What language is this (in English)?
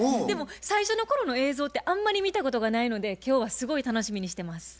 Japanese